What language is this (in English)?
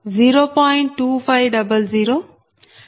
Telugu